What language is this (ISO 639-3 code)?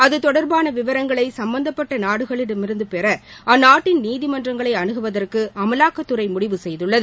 tam